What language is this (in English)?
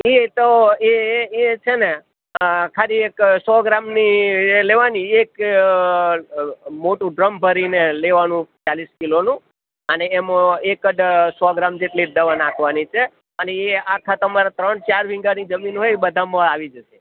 Gujarati